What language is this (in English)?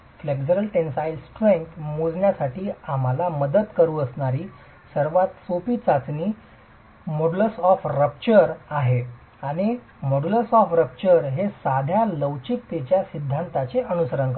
Marathi